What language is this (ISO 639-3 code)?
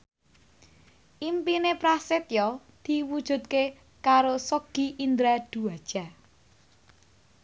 jav